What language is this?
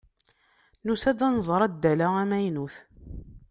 Kabyle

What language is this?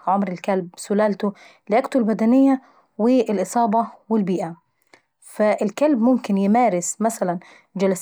Saidi Arabic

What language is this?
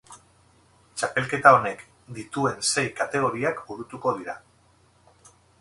Basque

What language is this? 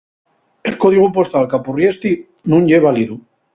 Asturian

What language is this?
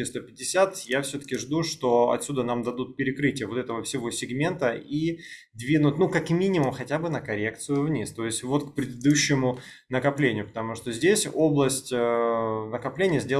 Russian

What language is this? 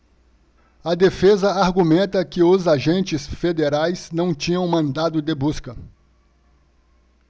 Portuguese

